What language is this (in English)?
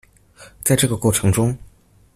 Chinese